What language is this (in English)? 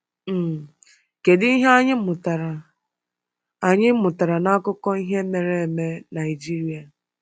Igbo